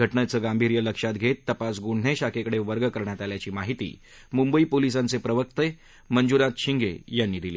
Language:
Marathi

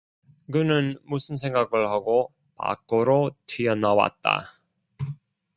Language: Korean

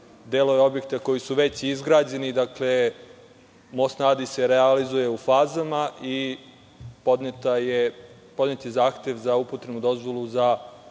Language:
Serbian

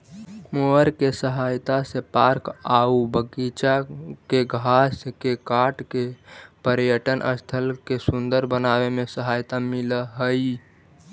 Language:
Magahi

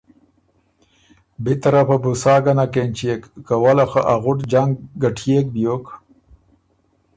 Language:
Ormuri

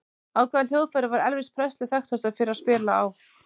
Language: Icelandic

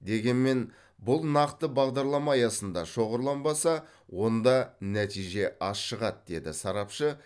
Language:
Kazakh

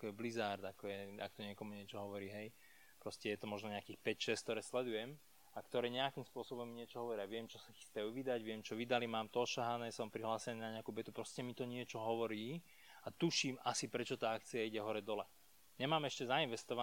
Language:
Slovak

